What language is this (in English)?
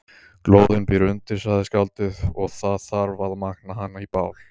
Icelandic